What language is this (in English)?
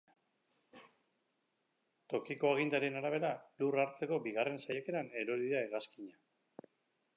Basque